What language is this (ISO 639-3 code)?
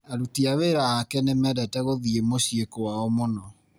kik